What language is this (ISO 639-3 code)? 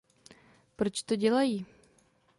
ces